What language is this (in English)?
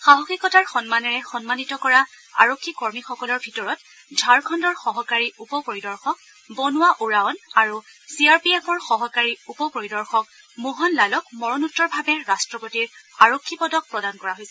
Assamese